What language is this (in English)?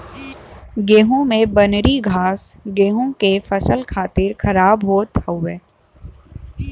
Bhojpuri